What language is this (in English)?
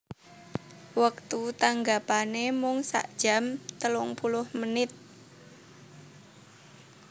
Javanese